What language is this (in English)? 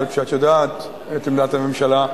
Hebrew